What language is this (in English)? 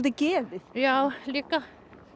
Icelandic